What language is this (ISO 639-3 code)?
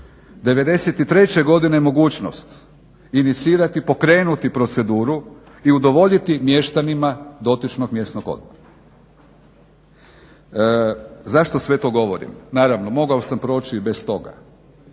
hrv